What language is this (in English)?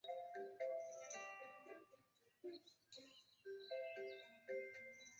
Chinese